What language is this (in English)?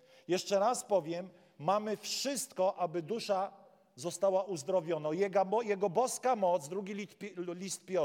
Polish